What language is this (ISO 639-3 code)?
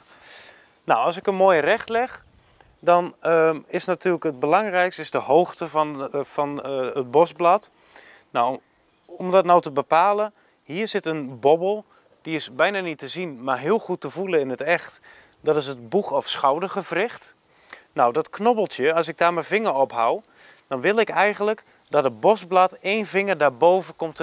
nld